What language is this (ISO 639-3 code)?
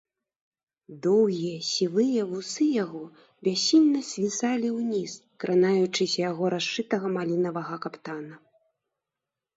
bel